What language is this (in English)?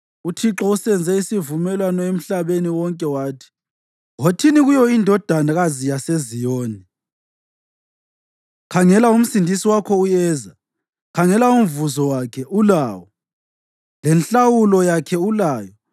North Ndebele